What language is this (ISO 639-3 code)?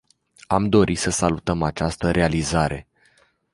ron